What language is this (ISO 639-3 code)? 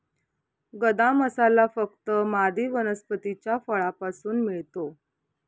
mar